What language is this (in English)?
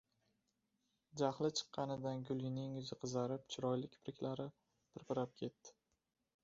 Uzbek